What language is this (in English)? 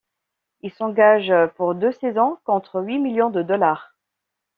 French